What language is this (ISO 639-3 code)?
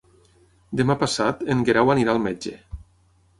cat